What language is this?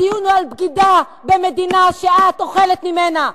Hebrew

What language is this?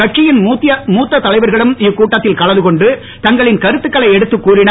Tamil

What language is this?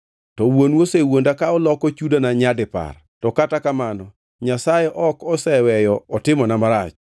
Luo (Kenya and Tanzania)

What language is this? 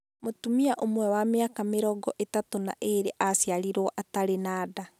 Kikuyu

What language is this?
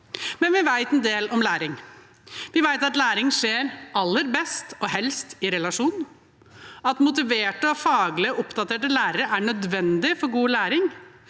Norwegian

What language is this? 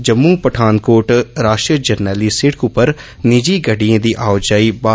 Dogri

